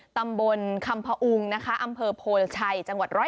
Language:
Thai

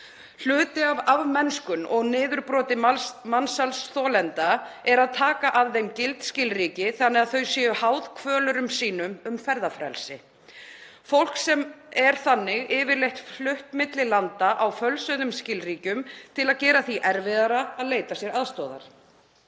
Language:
Icelandic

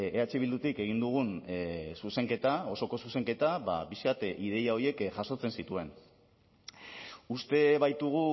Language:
Basque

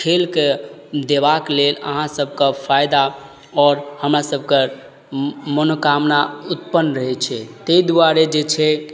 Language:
Maithili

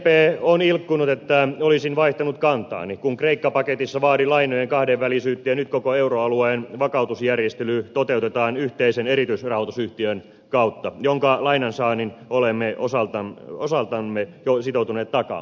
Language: Finnish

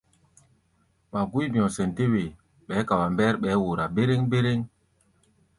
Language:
Gbaya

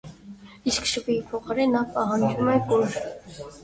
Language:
Armenian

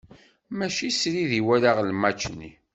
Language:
Kabyle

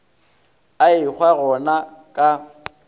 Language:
Northern Sotho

